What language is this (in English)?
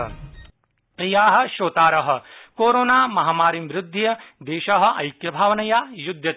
Sanskrit